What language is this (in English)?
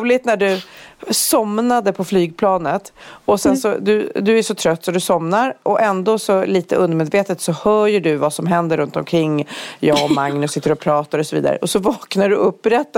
Swedish